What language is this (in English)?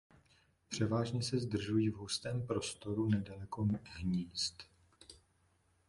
Czech